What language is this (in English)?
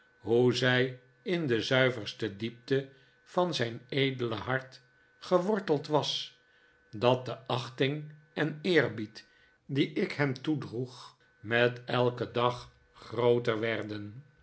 Dutch